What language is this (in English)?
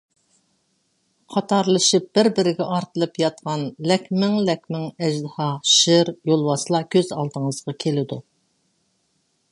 Uyghur